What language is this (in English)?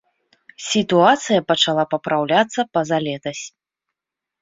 Belarusian